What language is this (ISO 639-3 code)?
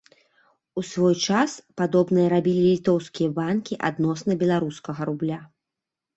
bel